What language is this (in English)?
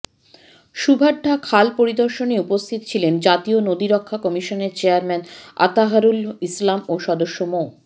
Bangla